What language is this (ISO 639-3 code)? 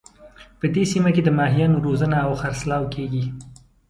pus